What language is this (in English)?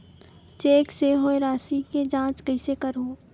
Chhattisgarhi